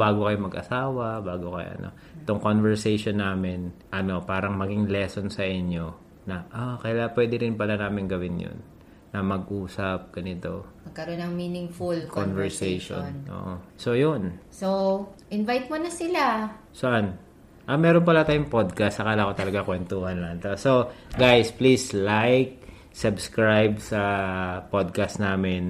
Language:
Filipino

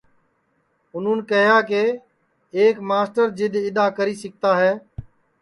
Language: Sansi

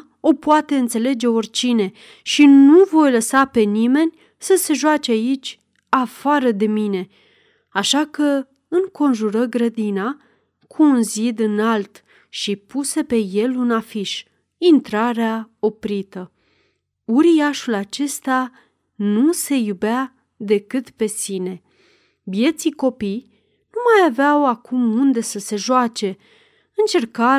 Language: Romanian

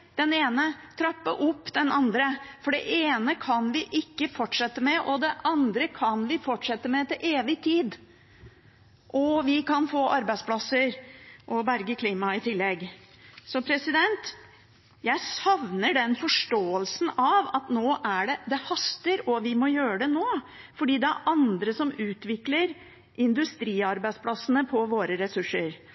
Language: Norwegian Bokmål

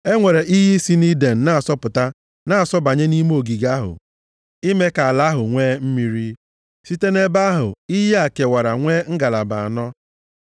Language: Igbo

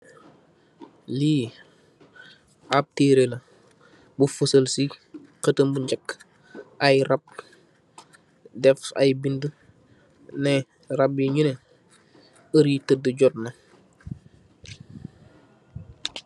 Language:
Wolof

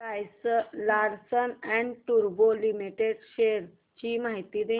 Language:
Marathi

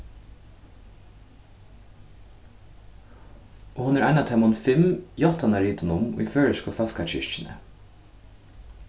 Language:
Faroese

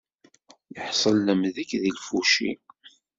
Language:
Kabyle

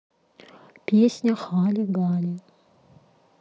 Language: Russian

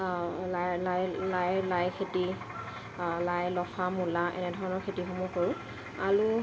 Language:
Assamese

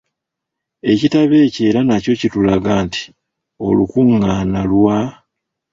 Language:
Ganda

